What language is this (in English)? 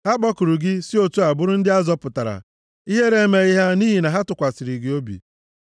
Igbo